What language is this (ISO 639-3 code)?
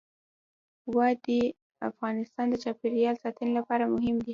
pus